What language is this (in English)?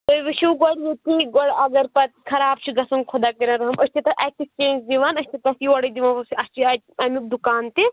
Kashmiri